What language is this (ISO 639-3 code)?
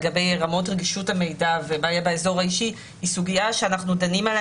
heb